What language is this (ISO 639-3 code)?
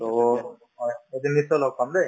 asm